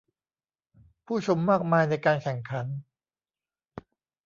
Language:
Thai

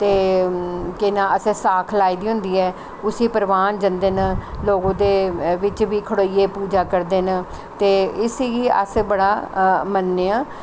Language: Dogri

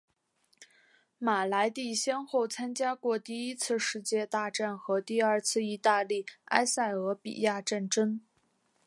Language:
Chinese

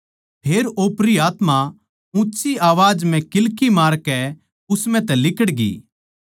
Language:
Haryanvi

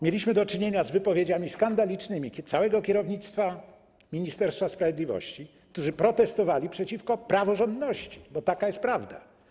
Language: Polish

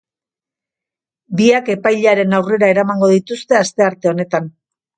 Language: Basque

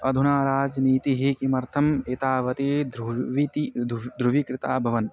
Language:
Sanskrit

